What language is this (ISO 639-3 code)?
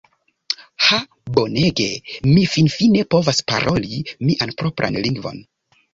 epo